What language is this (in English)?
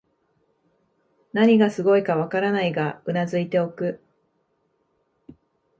Japanese